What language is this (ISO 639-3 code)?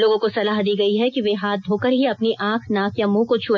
hin